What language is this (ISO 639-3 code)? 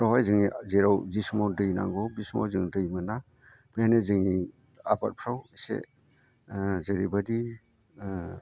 brx